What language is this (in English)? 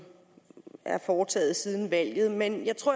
Danish